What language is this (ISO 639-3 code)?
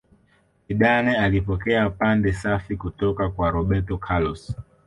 swa